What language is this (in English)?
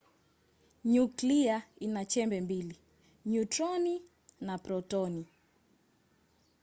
Swahili